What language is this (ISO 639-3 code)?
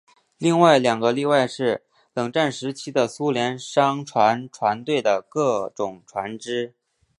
zho